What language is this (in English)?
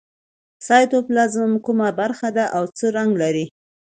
Pashto